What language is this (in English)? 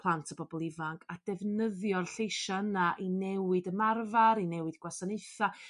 Welsh